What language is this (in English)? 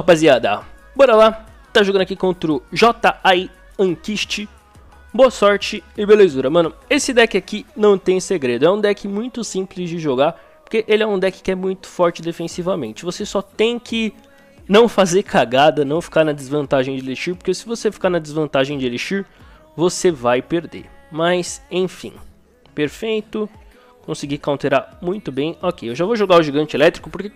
Portuguese